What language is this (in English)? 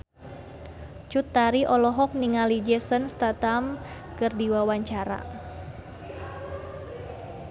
Sundanese